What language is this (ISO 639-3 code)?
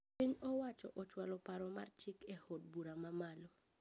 luo